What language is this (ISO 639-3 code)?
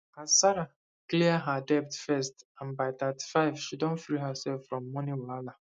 pcm